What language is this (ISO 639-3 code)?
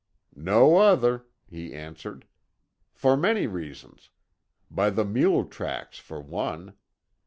eng